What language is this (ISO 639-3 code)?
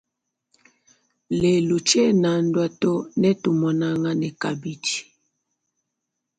lua